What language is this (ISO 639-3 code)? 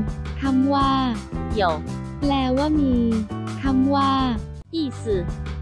tha